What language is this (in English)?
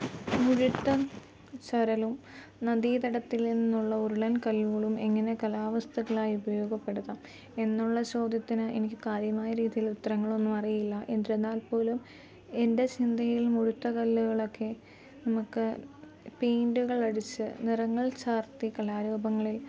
Malayalam